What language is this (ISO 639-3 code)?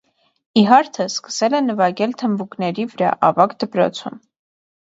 hye